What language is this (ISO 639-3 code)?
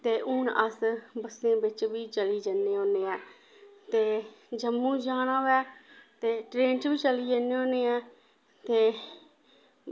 doi